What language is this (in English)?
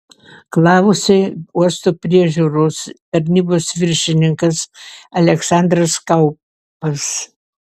Lithuanian